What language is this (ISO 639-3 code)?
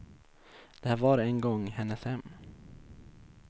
swe